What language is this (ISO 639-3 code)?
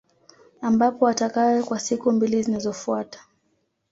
swa